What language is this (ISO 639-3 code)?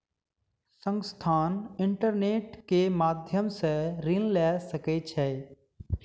mai